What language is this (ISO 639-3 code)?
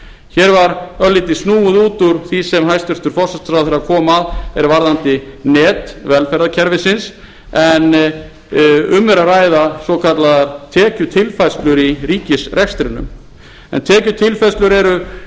isl